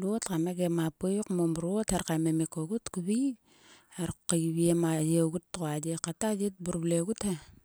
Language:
Sulka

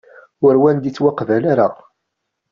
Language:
Kabyle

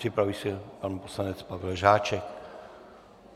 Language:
Czech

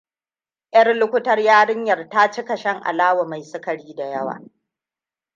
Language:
Hausa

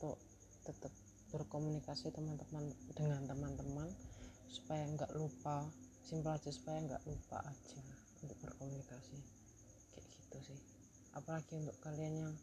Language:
Indonesian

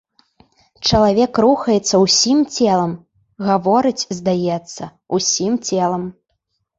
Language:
Belarusian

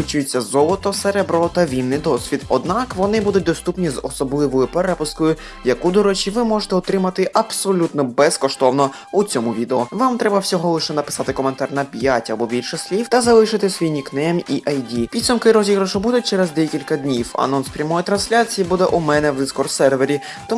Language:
Ukrainian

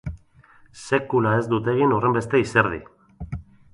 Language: Basque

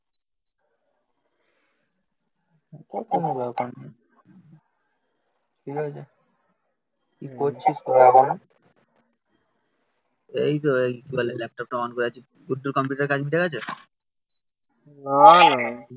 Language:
Bangla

